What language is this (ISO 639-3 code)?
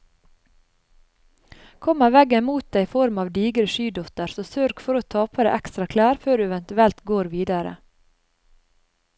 nor